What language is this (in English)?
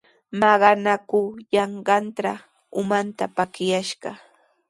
Sihuas Ancash Quechua